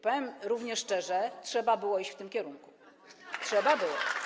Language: Polish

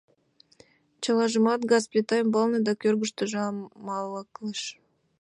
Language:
Mari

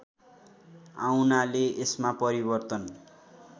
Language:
Nepali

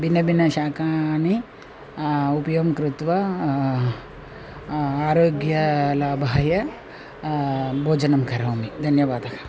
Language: Sanskrit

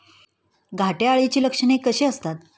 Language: Marathi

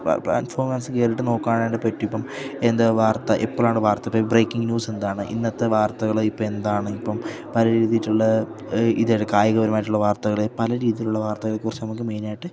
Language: Malayalam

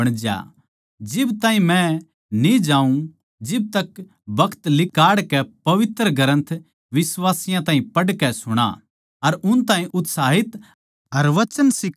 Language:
Haryanvi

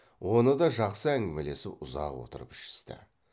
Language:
Kazakh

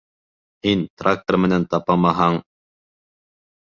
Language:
Bashkir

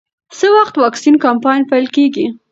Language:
Pashto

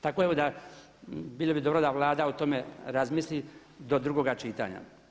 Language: Croatian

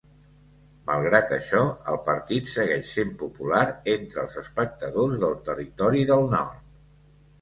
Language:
Catalan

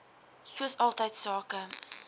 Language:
Afrikaans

